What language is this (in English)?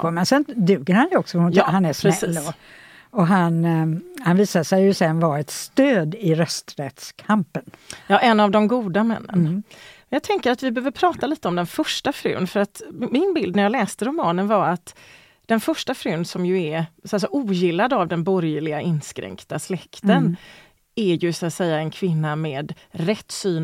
Swedish